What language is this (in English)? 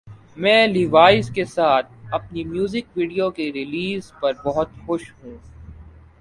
Urdu